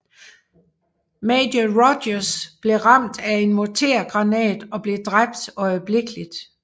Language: Danish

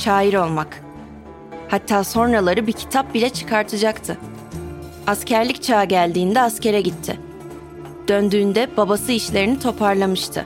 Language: Turkish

